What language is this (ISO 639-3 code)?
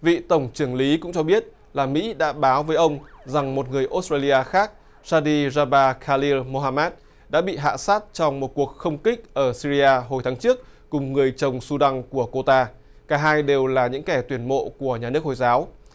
vie